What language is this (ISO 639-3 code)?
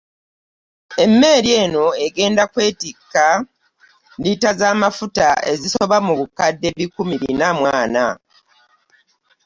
lug